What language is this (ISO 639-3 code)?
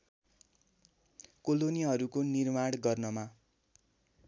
nep